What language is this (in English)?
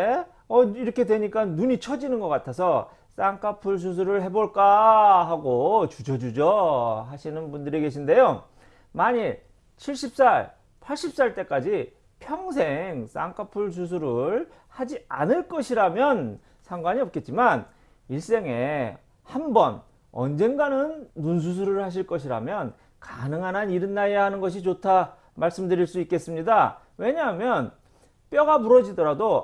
Korean